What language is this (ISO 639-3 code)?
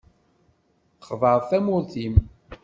kab